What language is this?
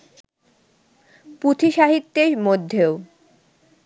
Bangla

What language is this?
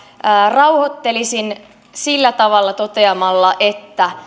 Finnish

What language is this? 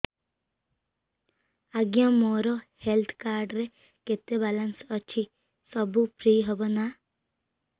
Odia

